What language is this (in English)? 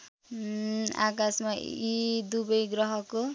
Nepali